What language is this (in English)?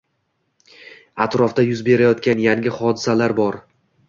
Uzbek